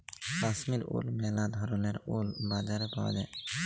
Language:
Bangla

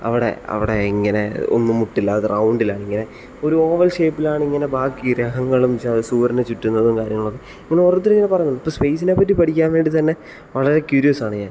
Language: Malayalam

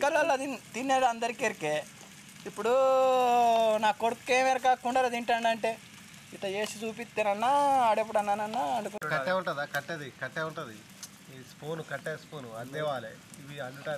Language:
Portuguese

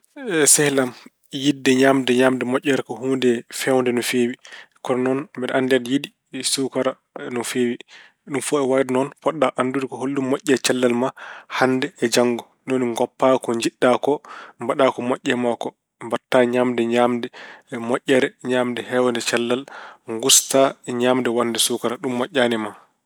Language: Fula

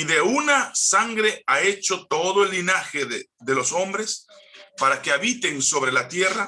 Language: Spanish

